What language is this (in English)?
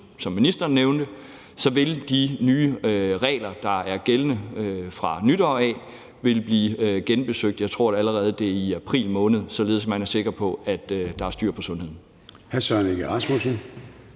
Danish